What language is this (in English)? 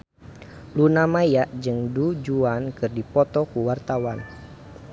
Sundanese